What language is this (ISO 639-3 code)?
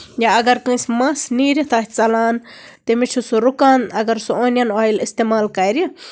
kas